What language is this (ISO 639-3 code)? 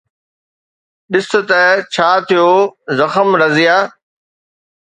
snd